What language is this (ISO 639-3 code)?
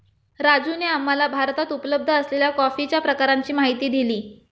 mar